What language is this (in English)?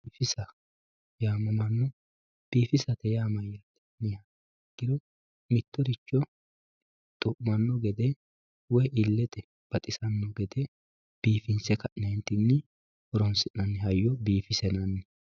Sidamo